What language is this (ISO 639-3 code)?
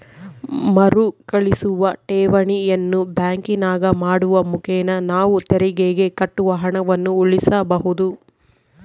kan